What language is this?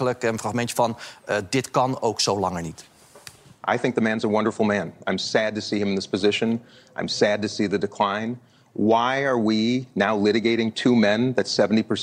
Dutch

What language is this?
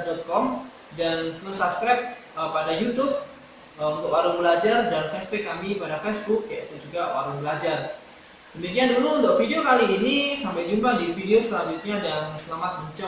Indonesian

